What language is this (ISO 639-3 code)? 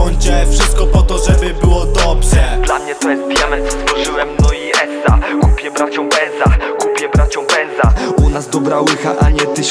pol